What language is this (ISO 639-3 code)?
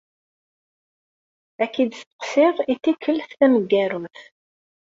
kab